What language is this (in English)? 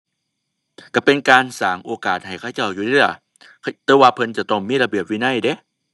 Thai